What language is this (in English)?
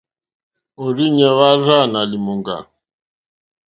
Mokpwe